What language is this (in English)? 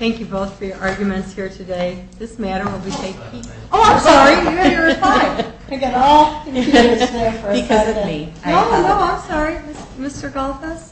English